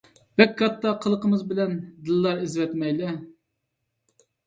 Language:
Uyghur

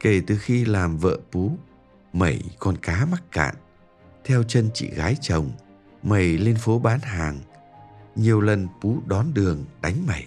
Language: Vietnamese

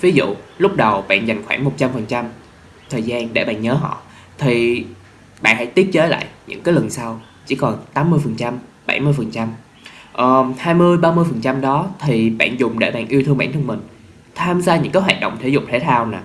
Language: Vietnamese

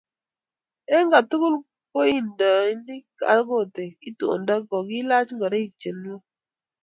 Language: Kalenjin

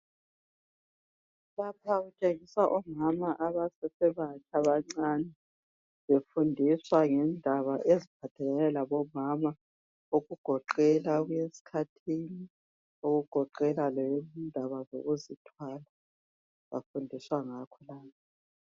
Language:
North Ndebele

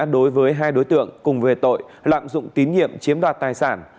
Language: Vietnamese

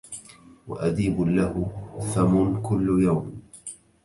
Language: Arabic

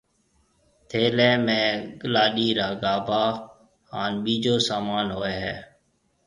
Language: Marwari (Pakistan)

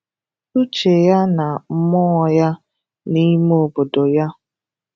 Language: Igbo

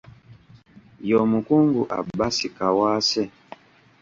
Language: Ganda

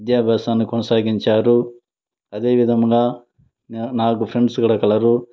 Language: Telugu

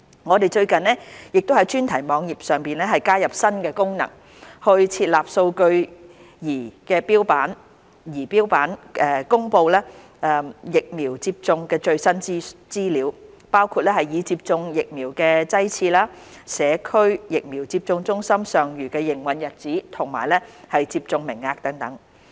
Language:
Cantonese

